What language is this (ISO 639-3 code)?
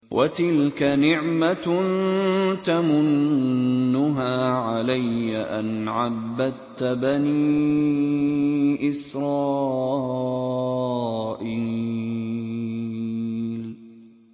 ara